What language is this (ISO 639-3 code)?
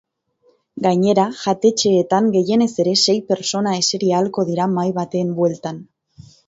eus